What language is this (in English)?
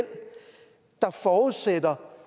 Danish